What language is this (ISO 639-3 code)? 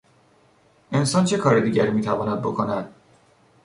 fas